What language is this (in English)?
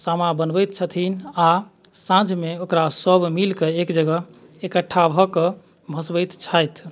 Maithili